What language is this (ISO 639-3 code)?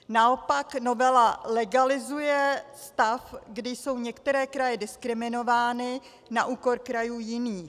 ces